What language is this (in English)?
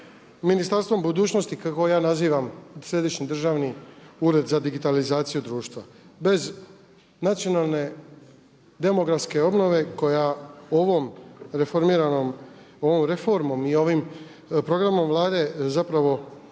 Croatian